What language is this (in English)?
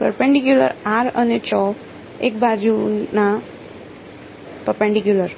Gujarati